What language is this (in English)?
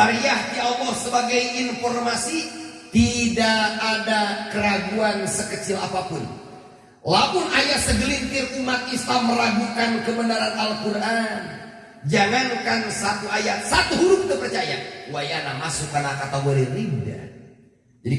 Indonesian